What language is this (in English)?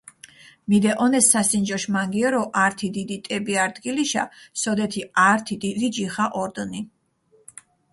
Mingrelian